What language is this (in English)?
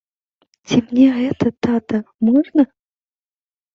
Belarusian